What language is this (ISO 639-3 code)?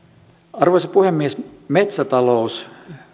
fin